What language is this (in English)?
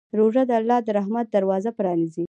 Pashto